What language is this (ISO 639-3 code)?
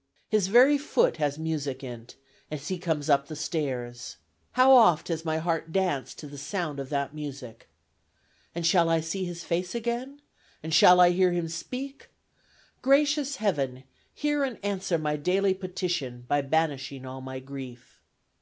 eng